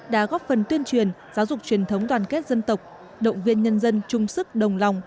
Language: Vietnamese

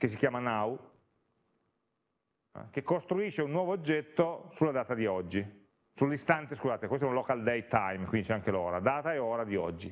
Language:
Italian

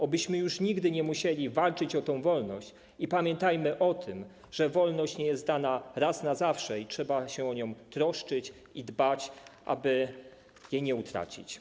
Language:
Polish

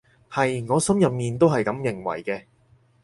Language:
Cantonese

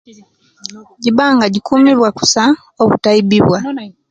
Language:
Kenyi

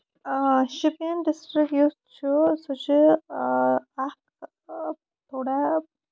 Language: Kashmiri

